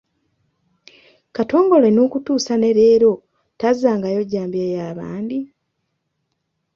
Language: Ganda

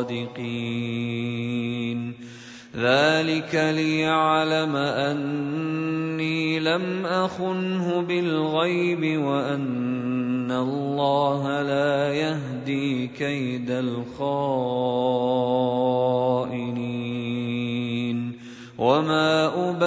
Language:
Arabic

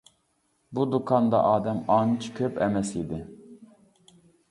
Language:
Uyghur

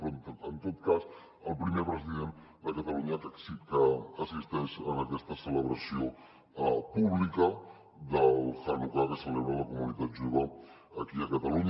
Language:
Catalan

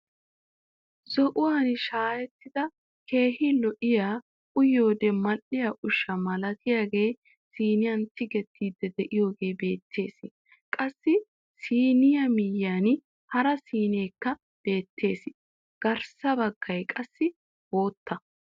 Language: Wolaytta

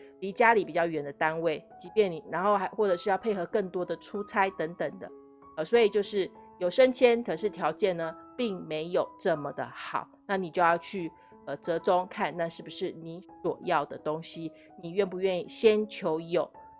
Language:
Chinese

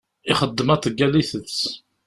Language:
Kabyle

